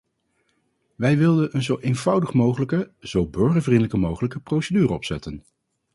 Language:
Dutch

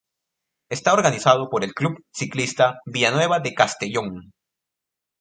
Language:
Spanish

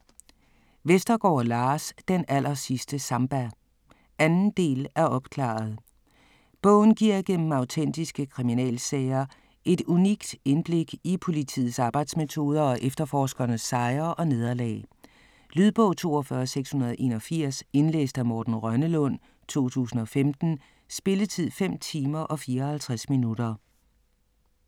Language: Danish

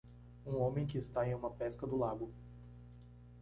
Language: Portuguese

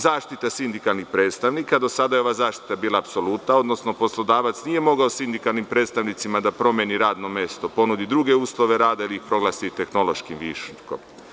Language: Serbian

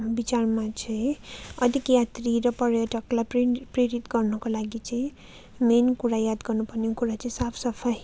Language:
Nepali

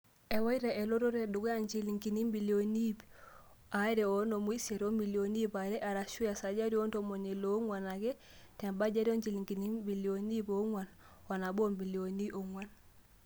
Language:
Masai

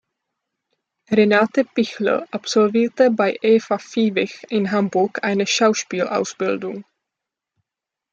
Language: German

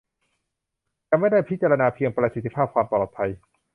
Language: Thai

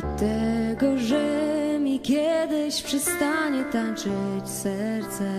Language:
Polish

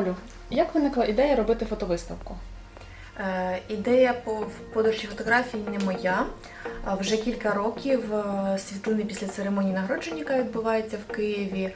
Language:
Ukrainian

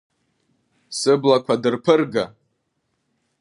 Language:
Abkhazian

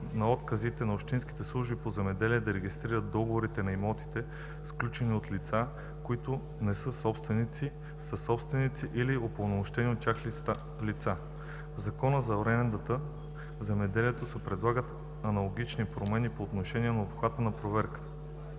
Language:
Bulgarian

